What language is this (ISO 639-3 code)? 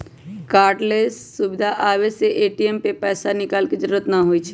mag